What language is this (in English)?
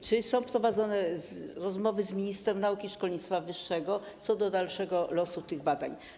Polish